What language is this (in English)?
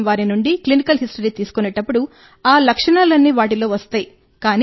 Telugu